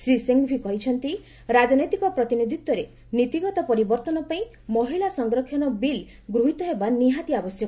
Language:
Odia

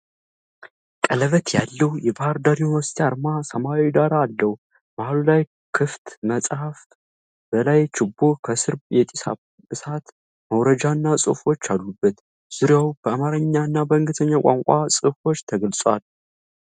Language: Amharic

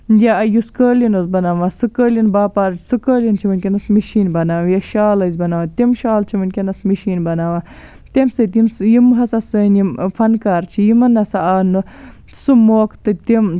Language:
Kashmiri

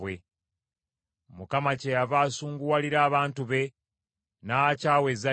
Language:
Ganda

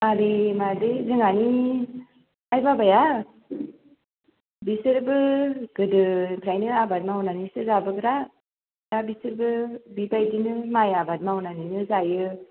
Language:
Bodo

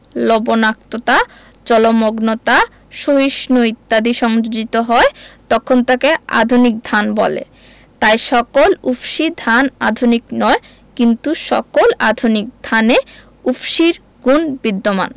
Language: Bangla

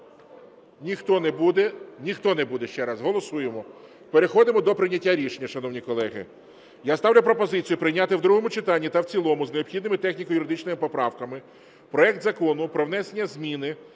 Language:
Ukrainian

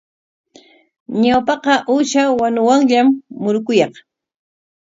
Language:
Corongo Ancash Quechua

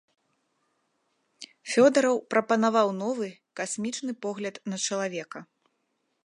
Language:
Belarusian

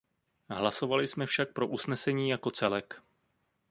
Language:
Czech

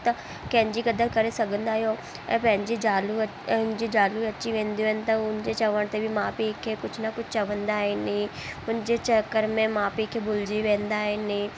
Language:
Sindhi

